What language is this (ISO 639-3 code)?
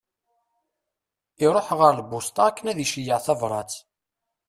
kab